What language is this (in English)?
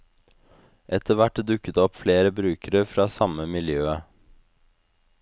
Norwegian